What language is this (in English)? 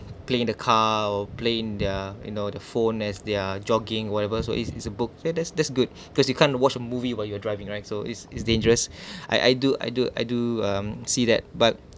English